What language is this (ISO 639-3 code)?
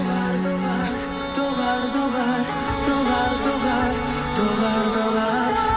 kaz